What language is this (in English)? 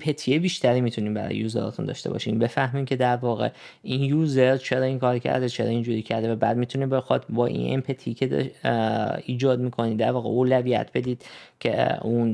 Persian